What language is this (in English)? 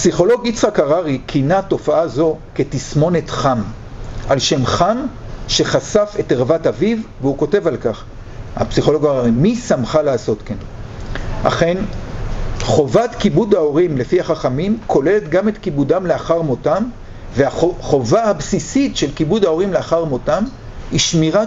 Hebrew